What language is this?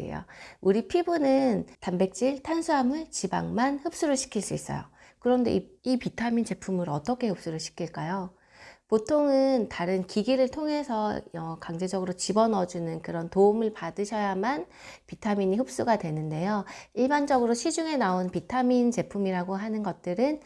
Korean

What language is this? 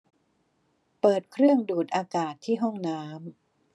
Thai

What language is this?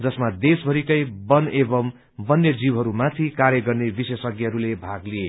Nepali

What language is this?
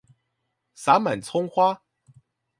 Chinese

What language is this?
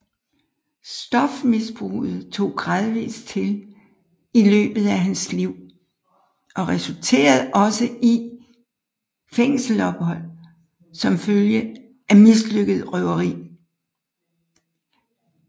Danish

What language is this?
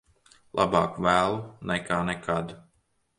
Latvian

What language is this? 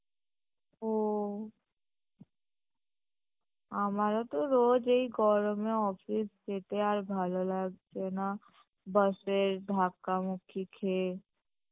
Bangla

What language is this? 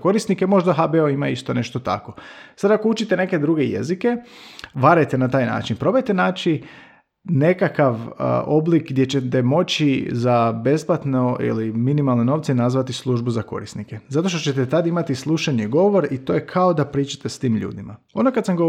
Croatian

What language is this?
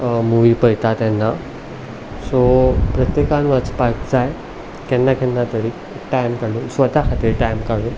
Konkani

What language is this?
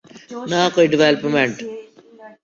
Urdu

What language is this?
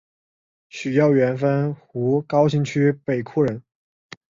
Chinese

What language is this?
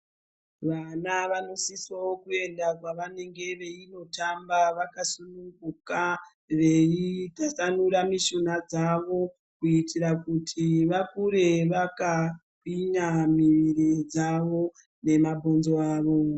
Ndau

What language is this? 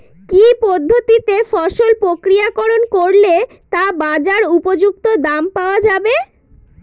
Bangla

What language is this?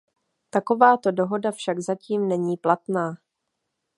Czech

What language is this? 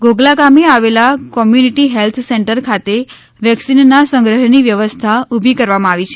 Gujarati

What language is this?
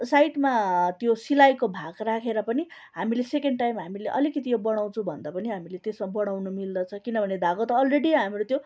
Nepali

